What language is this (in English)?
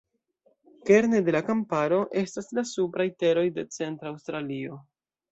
Esperanto